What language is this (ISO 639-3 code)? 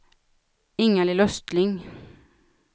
swe